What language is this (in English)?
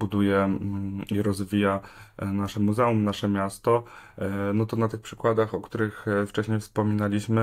Polish